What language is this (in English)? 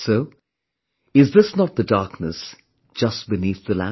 English